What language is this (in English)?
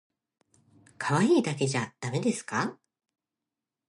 Japanese